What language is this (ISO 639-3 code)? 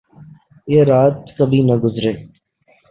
urd